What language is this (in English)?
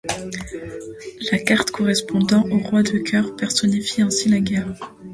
French